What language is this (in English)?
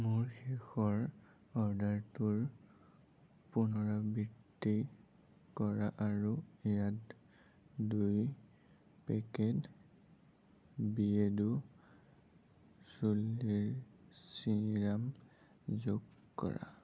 Assamese